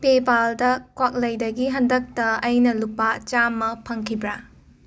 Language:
Manipuri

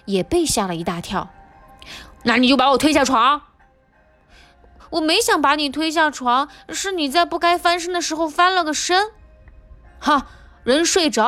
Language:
Chinese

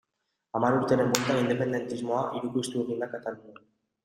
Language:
Basque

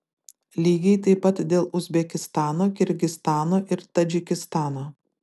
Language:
Lithuanian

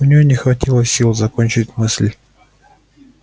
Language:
Russian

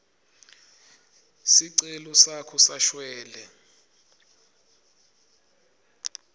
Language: Swati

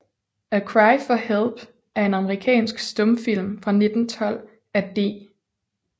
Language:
Danish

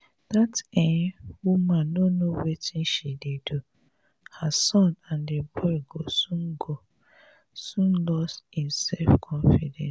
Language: Nigerian Pidgin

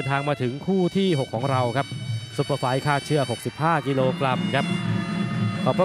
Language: Thai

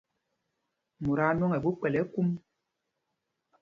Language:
Mpumpong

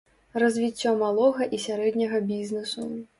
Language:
Belarusian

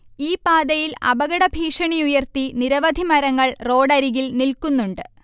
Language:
Malayalam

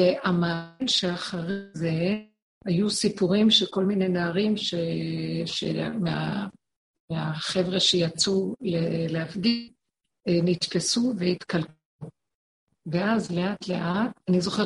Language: Hebrew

